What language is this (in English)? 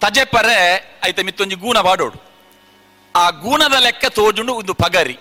Kannada